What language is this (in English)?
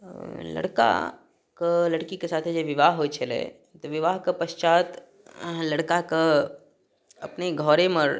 Maithili